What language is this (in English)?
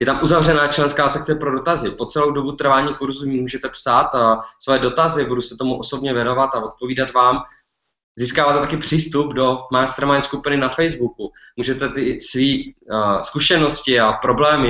Czech